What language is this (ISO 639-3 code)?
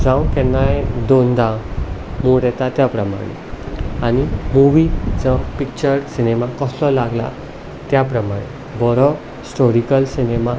kok